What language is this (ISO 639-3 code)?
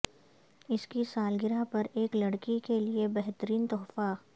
urd